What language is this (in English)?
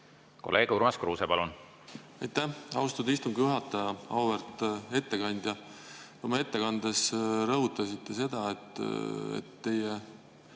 Estonian